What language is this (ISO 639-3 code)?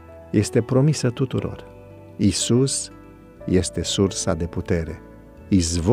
ron